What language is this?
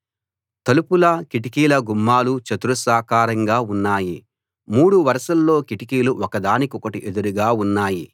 Telugu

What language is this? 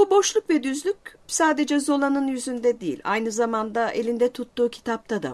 Turkish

